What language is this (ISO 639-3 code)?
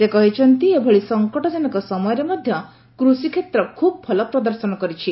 ori